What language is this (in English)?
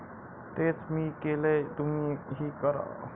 Marathi